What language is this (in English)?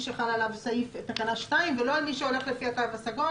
Hebrew